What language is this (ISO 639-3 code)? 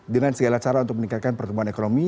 ind